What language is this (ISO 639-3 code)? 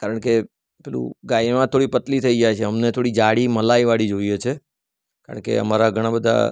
guj